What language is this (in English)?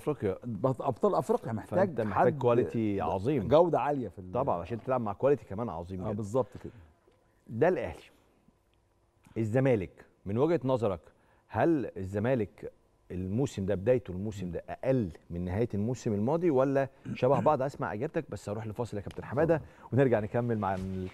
Arabic